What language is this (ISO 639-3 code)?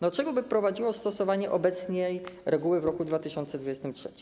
pol